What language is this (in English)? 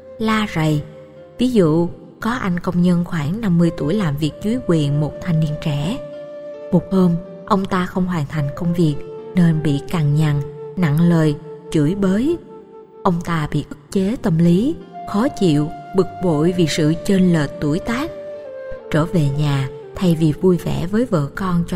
Vietnamese